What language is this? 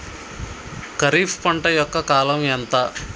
Telugu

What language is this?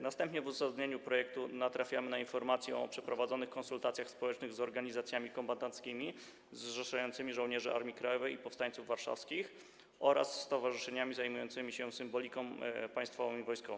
Polish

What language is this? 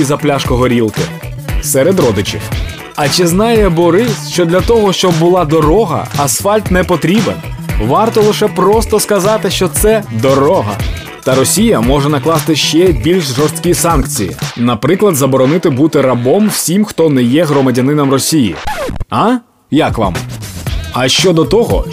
Ukrainian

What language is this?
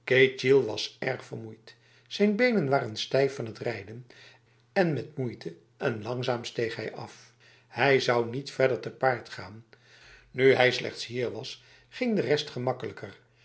Dutch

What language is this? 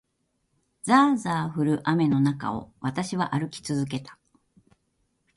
Japanese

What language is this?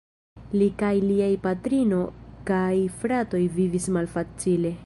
Esperanto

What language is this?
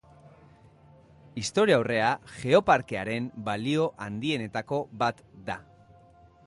Basque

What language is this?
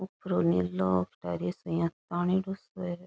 Rajasthani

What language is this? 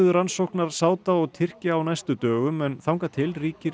Icelandic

